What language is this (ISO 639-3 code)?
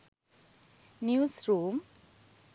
sin